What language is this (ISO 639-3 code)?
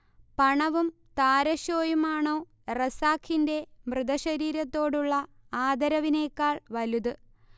mal